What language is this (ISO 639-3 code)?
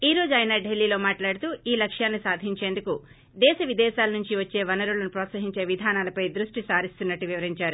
tel